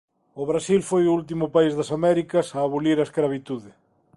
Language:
Galician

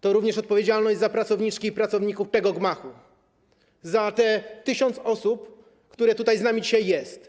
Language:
Polish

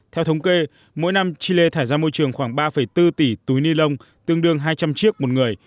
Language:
Vietnamese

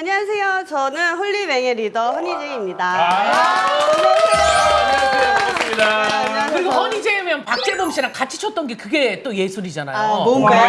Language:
Korean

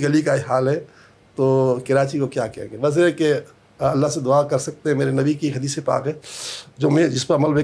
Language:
Urdu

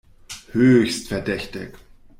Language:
German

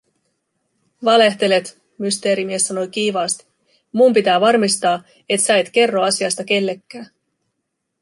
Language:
Finnish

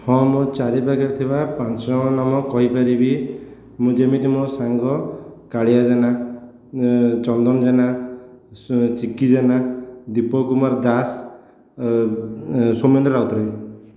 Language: Odia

